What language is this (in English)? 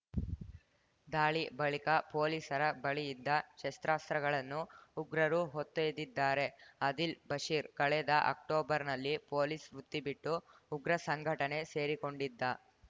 Kannada